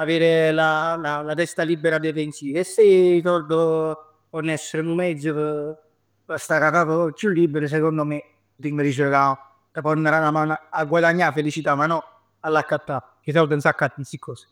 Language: Neapolitan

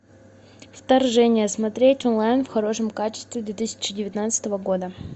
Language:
Russian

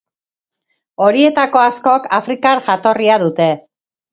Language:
Basque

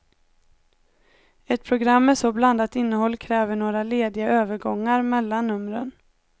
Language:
Swedish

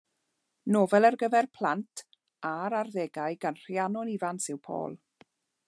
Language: Welsh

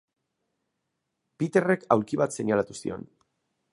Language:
Basque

